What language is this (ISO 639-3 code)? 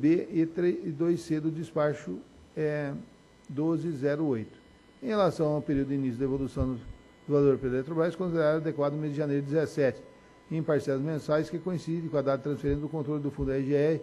por